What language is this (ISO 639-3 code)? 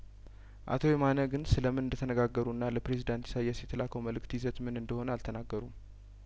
amh